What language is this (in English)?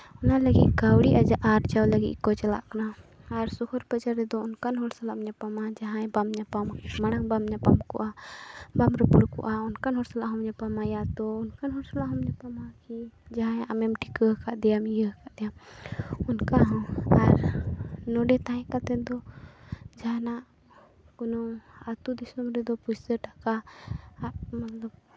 Santali